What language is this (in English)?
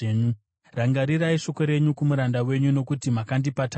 Shona